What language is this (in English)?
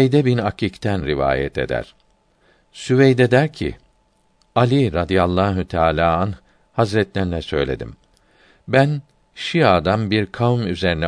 Turkish